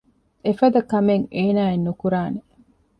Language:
Divehi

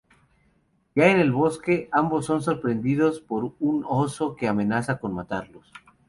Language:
Spanish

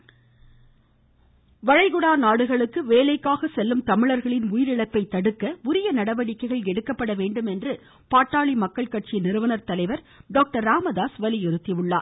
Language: Tamil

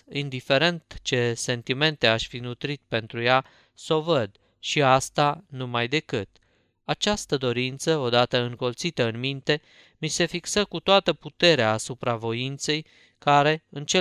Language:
Romanian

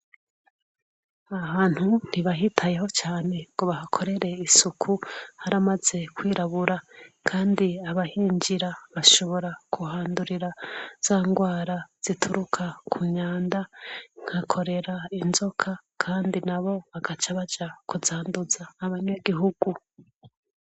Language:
Rundi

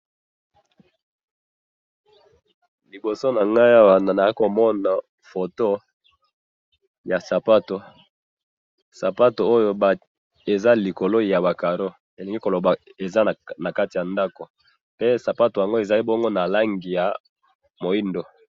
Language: Lingala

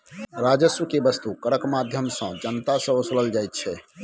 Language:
Maithili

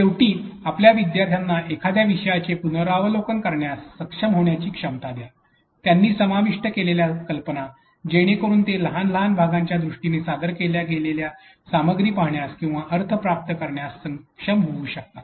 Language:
Marathi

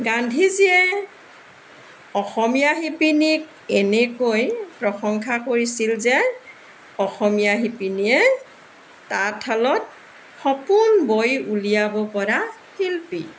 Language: Assamese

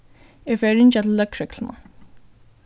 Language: Faroese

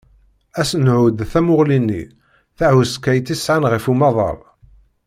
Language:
Kabyle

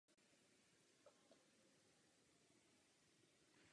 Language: Czech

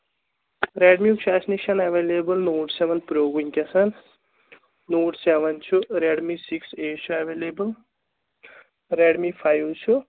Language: Kashmiri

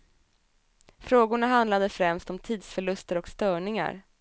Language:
Swedish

